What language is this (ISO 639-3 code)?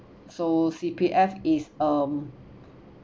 eng